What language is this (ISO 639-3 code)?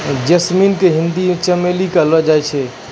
mai